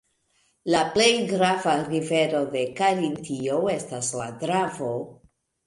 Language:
Esperanto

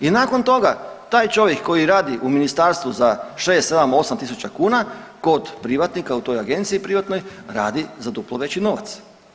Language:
Croatian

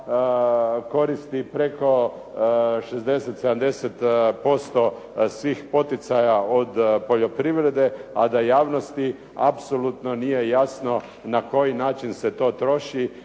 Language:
Croatian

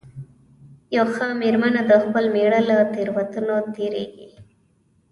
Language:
Pashto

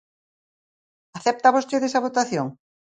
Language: Galician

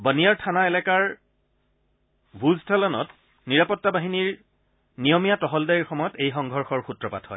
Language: Assamese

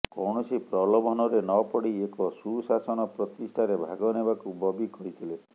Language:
Odia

